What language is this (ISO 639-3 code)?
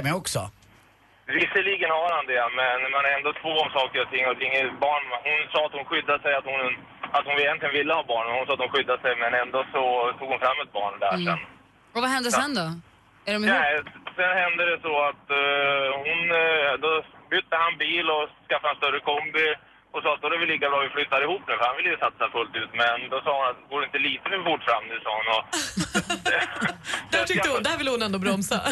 swe